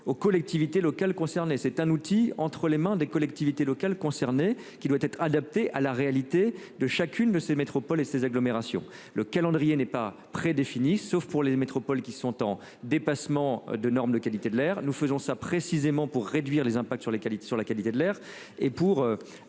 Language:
French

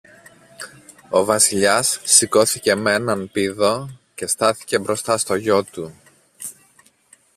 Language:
Greek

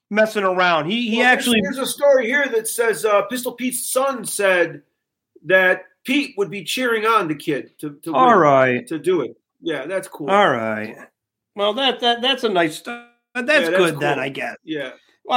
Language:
English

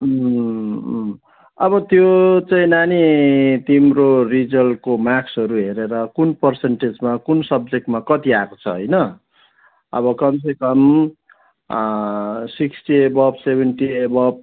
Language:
Nepali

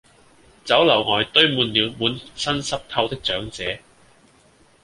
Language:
Cantonese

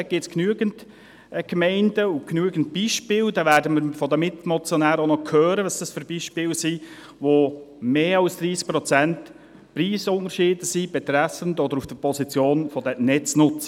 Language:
Swiss German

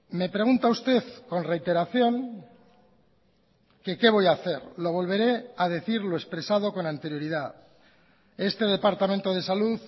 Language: Spanish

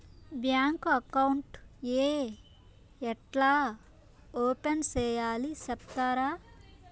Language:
Telugu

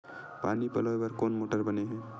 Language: Chhattisgarhi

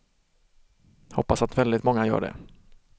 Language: Swedish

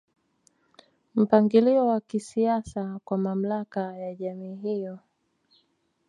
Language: Swahili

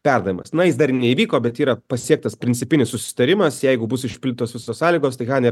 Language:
Lithuanian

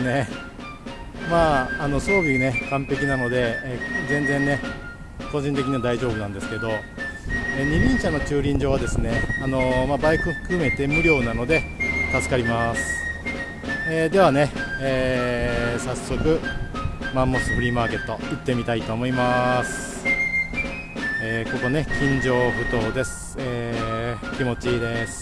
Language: Japanese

